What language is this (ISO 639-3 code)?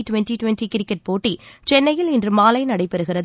tam